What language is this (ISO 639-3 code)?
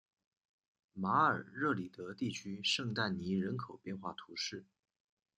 zho